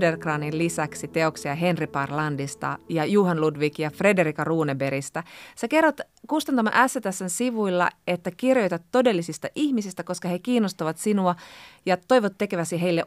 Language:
Finnish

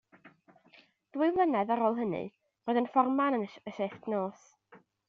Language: Welsh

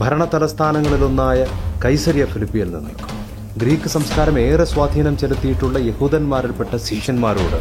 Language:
Malayalam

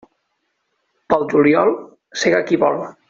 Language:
Catalan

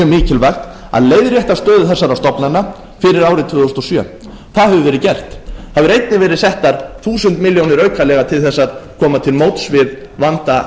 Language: Icelandic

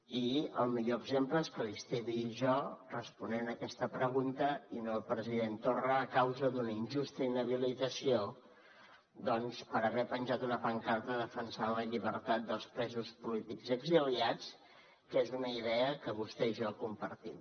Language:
Catalan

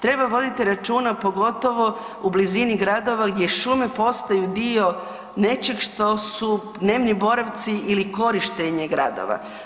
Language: Croatian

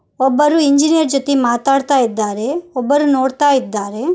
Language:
Kannada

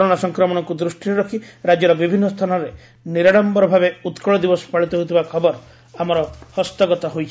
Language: Odia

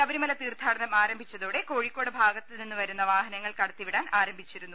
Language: Malayalam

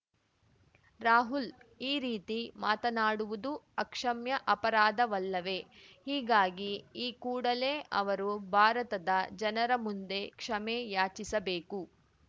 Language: Kannada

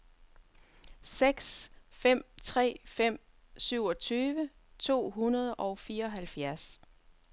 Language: Danish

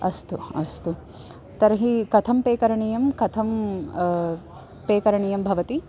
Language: Sanskrit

